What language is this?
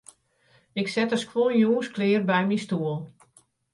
Western Frisian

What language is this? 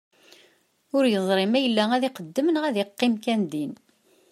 Kabyle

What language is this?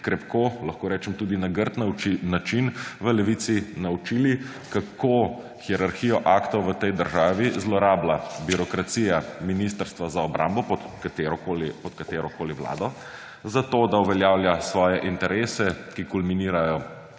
Slovenian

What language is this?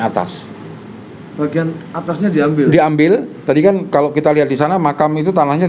Indonesian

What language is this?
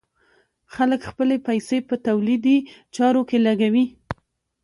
Pashto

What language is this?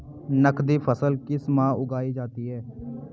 Hindi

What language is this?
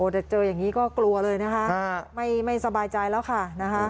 Thai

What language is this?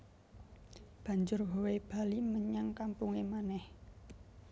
Javanese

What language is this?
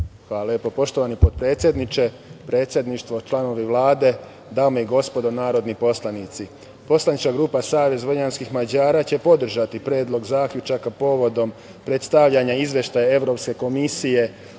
Serbian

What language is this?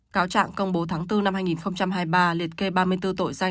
Vietnamese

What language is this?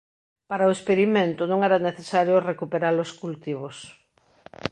Galician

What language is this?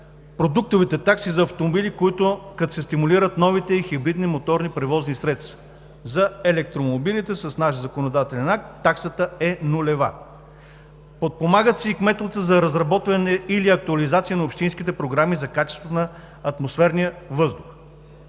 Bulgarian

